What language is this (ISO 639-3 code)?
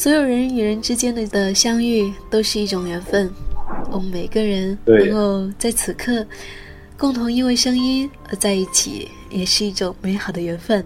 zho